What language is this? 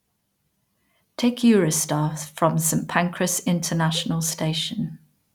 English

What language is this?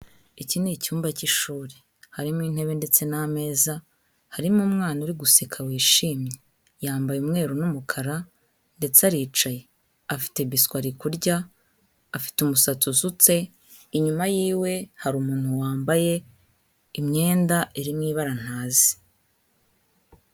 Kinyarwanda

